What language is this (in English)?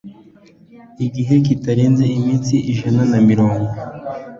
Kinyarwanda